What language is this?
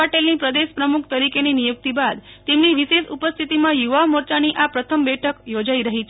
Gujarati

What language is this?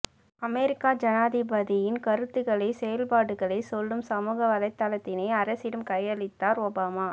Tamil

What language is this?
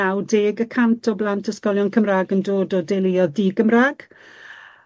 Welsh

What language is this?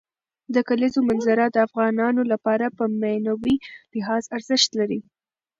Pashto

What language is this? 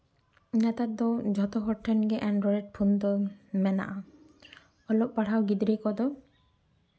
Santali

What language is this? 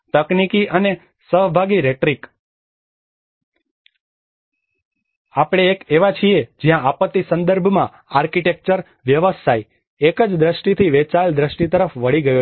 Gujarati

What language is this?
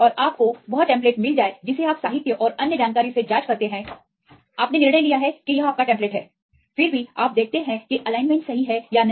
Hindi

